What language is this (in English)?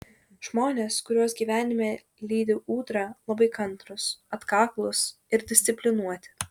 Lithuanian